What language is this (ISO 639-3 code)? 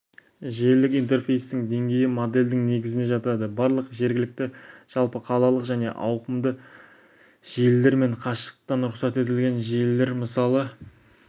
kaz